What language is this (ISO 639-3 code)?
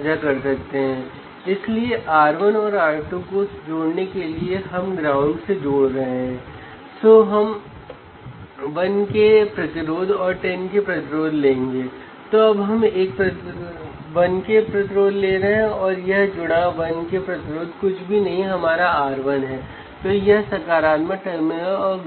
hin